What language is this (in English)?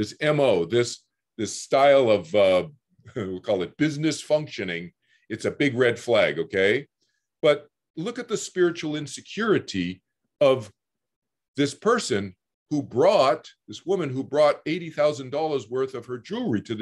English